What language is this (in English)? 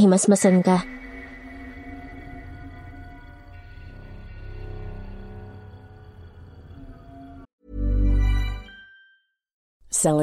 Filipino